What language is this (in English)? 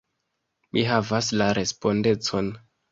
Esperanto